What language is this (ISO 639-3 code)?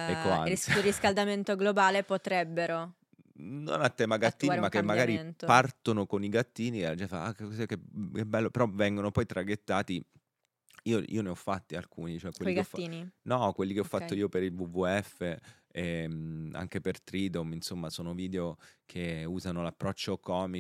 ita